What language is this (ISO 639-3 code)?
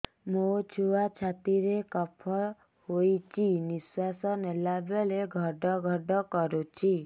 ori